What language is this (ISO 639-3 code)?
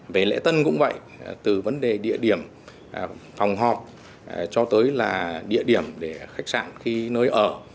vie